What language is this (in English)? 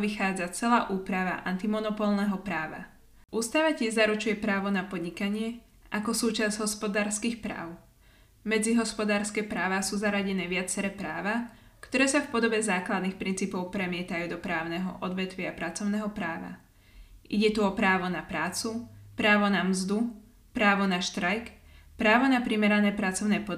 Slovak